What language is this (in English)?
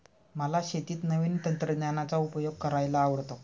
Marathi